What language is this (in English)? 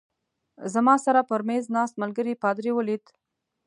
Pashto